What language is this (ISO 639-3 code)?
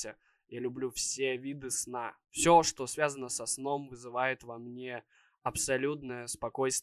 rus